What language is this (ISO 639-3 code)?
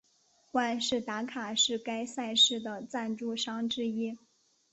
zho